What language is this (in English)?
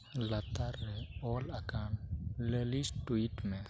Santali